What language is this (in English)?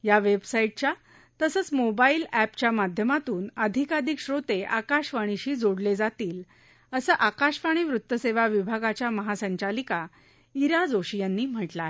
Marathi